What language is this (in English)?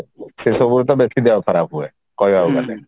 Odia